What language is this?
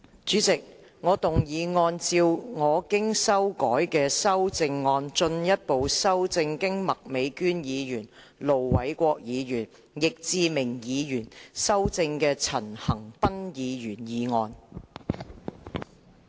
Cantonese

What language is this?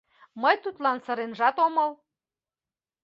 Mari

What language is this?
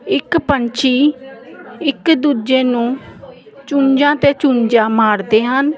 Punjabi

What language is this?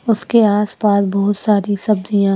Hindi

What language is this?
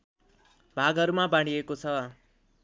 Nepali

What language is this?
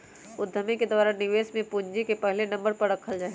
Magahi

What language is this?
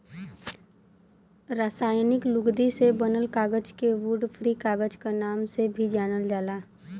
Bhojpuri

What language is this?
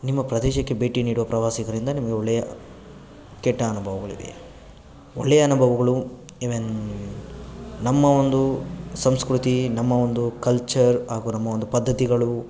Kannada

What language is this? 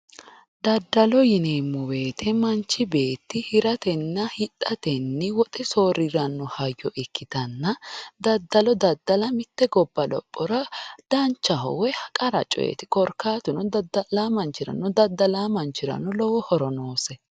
Sidamo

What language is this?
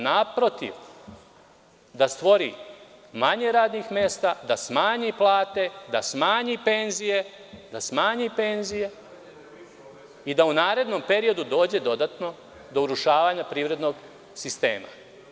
Serbian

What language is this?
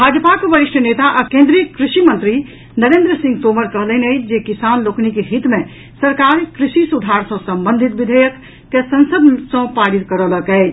Maithili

